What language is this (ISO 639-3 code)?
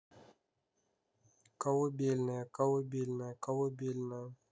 rus